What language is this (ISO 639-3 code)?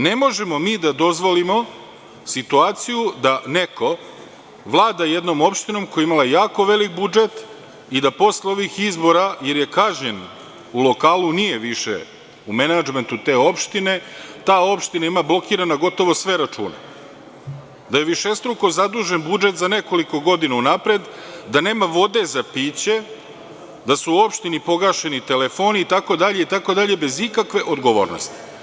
srp